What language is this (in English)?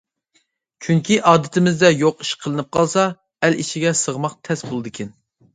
Uyghur